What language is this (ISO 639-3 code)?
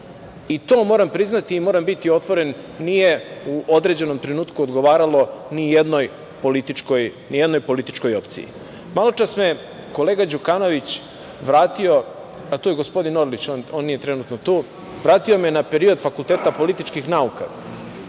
srp